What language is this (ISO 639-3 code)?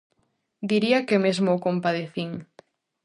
glg